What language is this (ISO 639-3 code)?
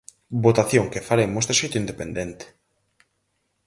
glg